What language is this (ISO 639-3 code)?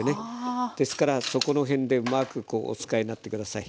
jpn